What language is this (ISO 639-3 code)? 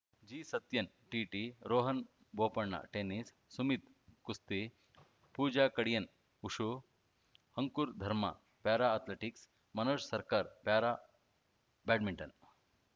kan